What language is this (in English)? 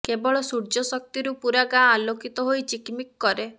Odia